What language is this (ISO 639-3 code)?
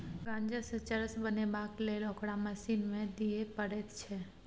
mai